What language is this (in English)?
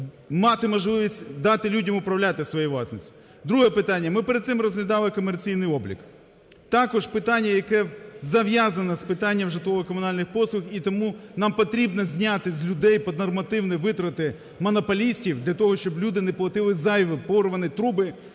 Ukrainian